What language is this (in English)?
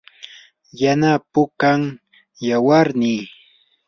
Yanahuanca Pasco Quechua